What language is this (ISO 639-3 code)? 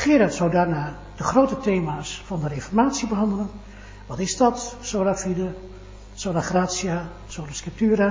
nld